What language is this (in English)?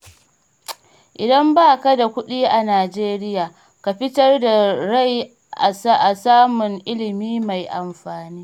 Hausa